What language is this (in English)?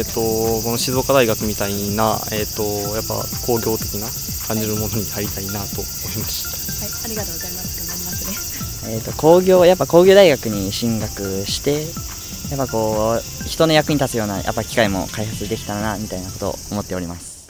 Japanese